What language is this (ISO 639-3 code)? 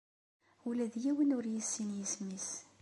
kab